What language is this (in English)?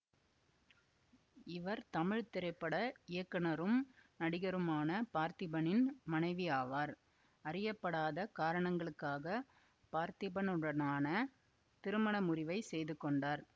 Tamil